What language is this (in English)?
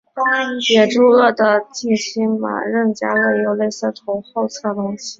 Chinese